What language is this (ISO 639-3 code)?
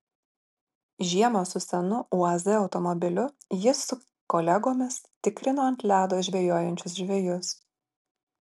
lit